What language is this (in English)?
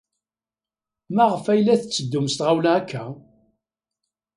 Kabyle